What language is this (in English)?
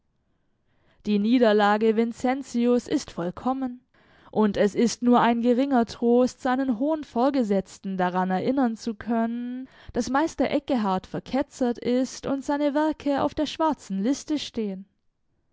German